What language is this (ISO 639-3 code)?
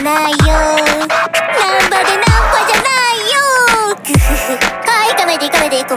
pol